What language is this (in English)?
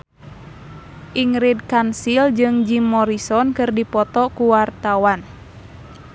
Sundanese